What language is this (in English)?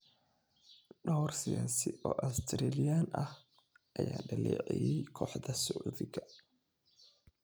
Somali